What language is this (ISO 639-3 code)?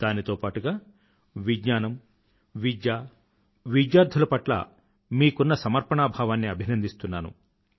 tel